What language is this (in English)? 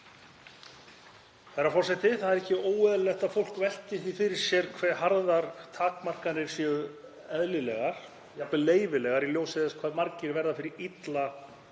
Icelandic